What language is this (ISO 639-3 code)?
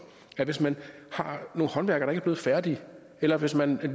dan